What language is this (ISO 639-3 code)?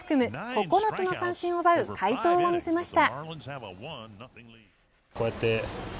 jpn